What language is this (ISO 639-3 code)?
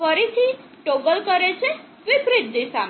guj